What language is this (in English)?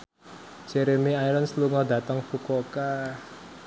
Javanese